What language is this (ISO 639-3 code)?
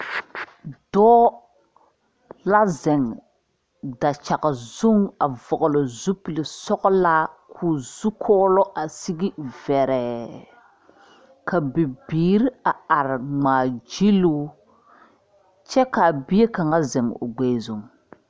dga